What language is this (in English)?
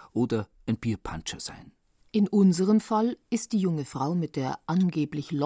German